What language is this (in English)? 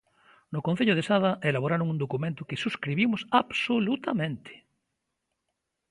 Galician